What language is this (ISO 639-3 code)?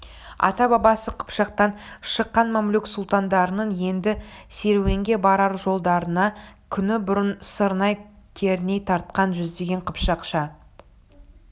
kaz